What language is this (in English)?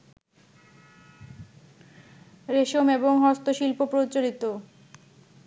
Bangla